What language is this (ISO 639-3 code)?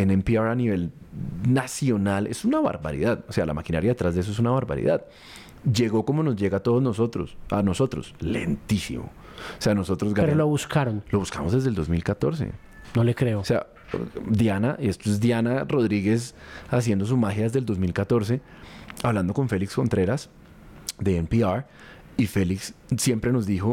spa